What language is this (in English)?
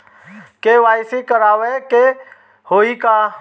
Bhojpuri